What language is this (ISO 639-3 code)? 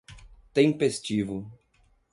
por